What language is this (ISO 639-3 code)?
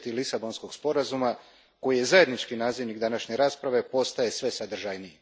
hrv